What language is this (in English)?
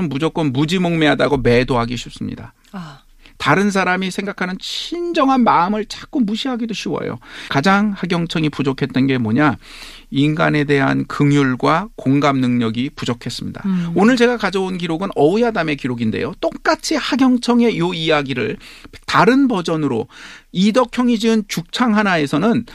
Korean